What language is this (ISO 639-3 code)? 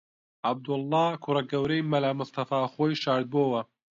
ckb